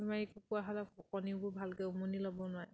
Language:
Assamese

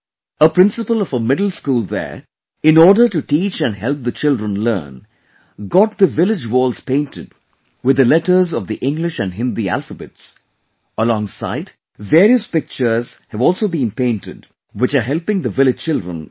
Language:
English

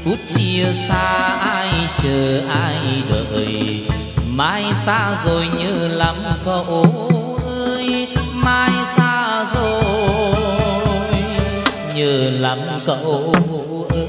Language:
Vietnamese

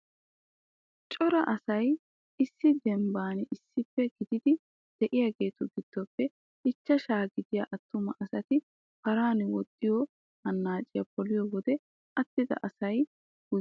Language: Wolaytta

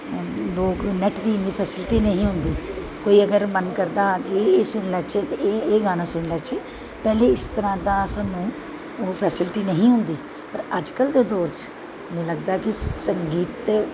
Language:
Dogri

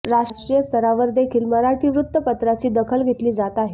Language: Marathi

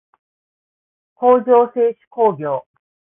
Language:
Japanese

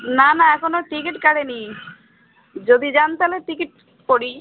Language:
Bangla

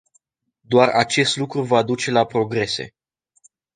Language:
Romanian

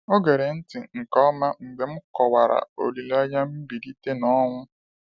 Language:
Igbo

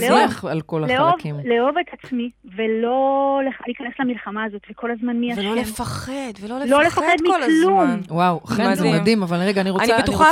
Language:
Hebrew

